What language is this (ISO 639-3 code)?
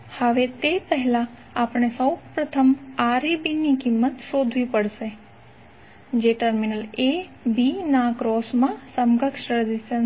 guj